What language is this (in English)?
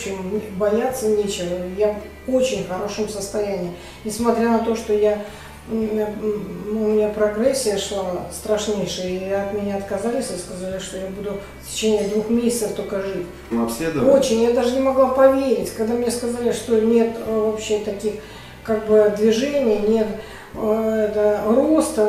Russian